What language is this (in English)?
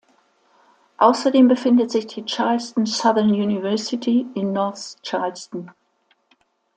German